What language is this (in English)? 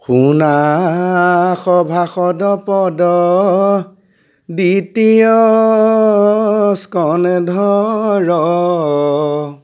Assamese